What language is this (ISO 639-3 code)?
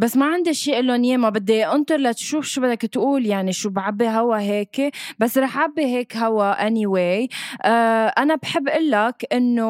ara